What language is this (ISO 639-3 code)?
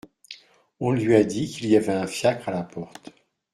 fra